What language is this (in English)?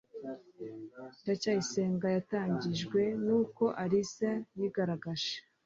Kinyarwanda